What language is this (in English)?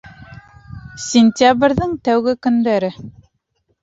Bashkir